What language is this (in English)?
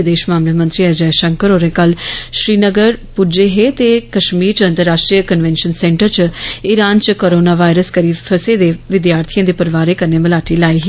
Dogri